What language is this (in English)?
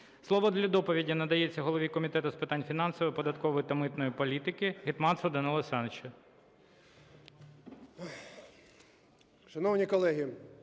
Ukrainian